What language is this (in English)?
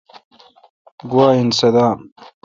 Kalkoti